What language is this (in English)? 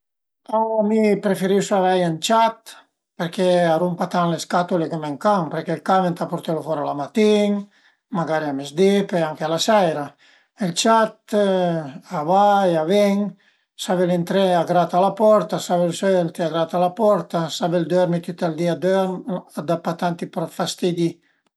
Piedmontese